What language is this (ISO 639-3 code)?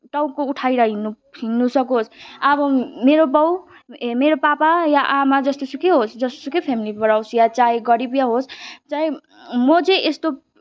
nep